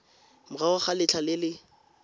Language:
Tswana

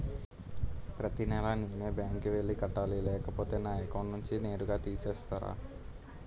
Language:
Telugu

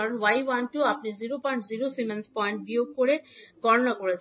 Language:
Bangla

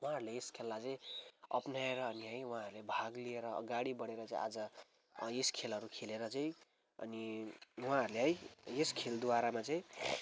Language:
Nepali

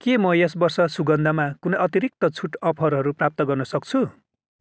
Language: Nepali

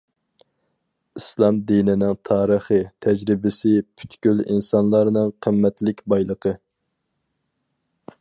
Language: Uyghur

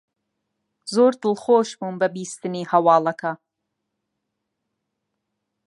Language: Central Kurdish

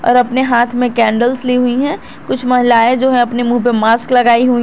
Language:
Hindi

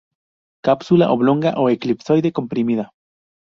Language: Spanish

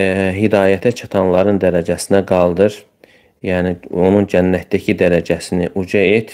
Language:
Turkish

